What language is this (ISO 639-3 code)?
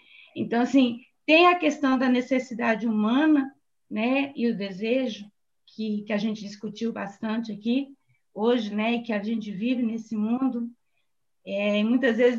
por